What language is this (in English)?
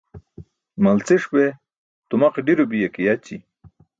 Burushaski